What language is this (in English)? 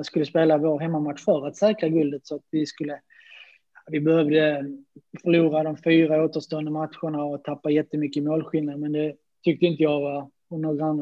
Swedish